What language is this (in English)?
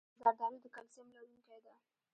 Pashto